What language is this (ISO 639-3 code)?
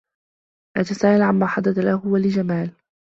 ara